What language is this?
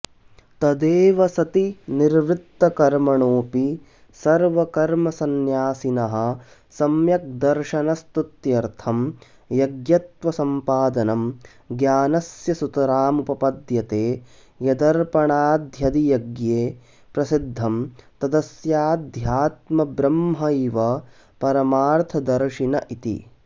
Sanskrit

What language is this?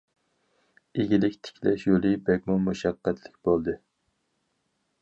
Uyghur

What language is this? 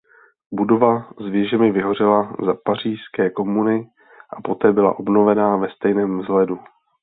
Czech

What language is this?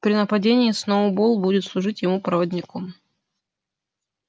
Russian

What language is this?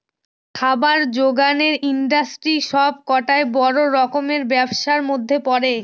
Bangla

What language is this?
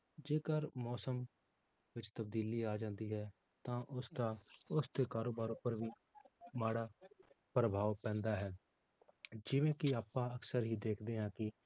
Punjabi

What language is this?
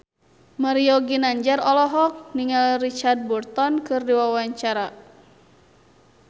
Sundanese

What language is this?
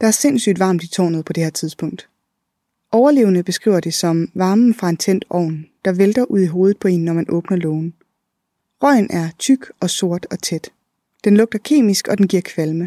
Danish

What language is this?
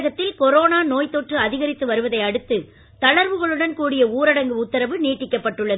Tamil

